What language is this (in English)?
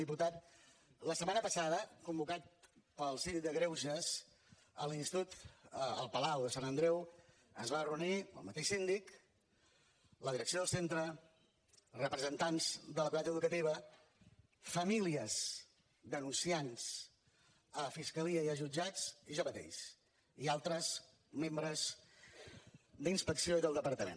Catalan